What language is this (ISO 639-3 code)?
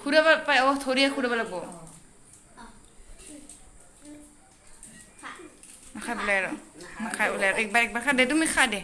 asm